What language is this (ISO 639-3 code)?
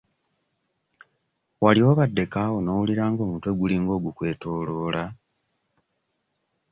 lug